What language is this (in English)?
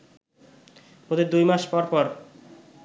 Bangla